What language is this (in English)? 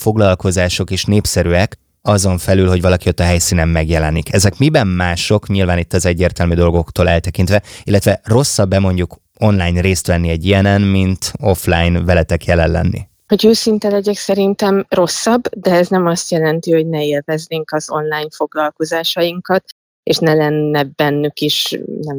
Hungarian